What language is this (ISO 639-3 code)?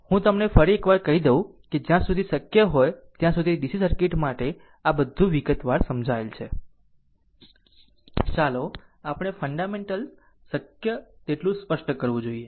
guj